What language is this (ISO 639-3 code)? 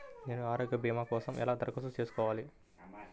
tel